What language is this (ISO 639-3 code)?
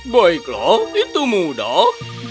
ind